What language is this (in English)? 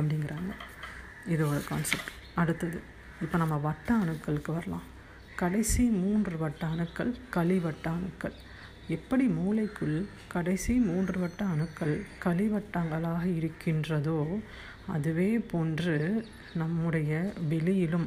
Tamil